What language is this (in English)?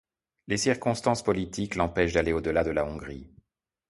French